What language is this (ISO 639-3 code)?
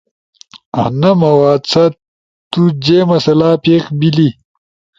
ush